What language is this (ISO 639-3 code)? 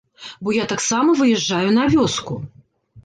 bel